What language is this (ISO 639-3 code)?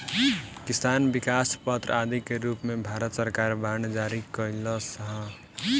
bho